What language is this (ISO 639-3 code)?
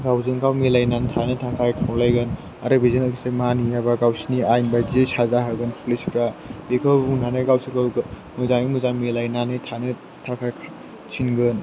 brx